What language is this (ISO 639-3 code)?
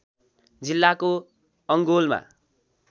nep